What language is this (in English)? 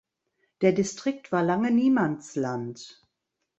German